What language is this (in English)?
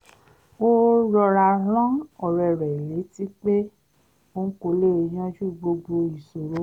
Yoruba